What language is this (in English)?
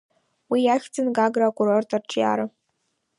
Abkhazian